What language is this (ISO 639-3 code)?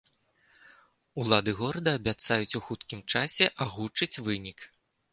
bel